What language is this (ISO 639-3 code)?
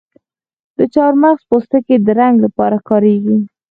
pus